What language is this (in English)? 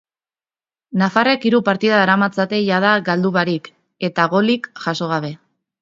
Basque